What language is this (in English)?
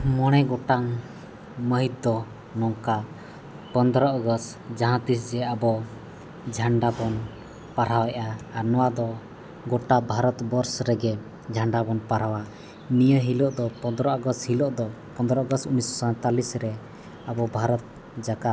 Santali